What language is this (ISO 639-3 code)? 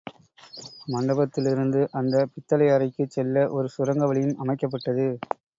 tam